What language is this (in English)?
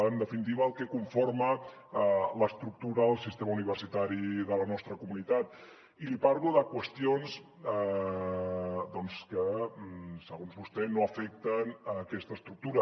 Catalan